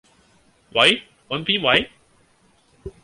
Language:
Cantonese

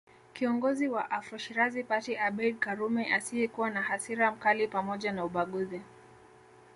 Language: Swahili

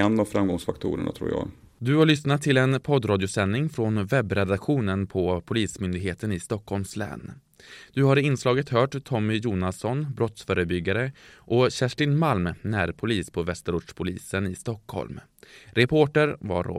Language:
Swedish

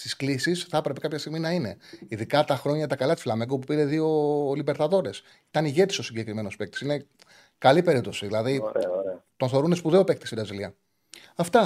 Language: Greek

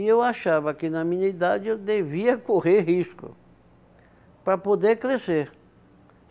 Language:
Portuguese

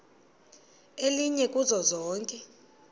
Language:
Xhosa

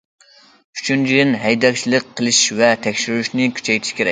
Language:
Uyghur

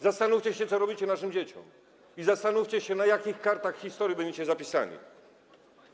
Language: Polish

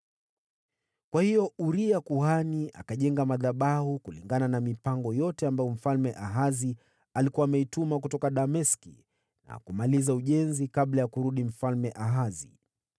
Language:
Swahili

